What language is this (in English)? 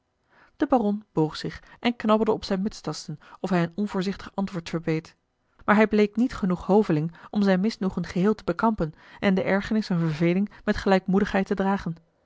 Dutch